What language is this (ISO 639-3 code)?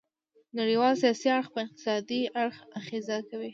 pus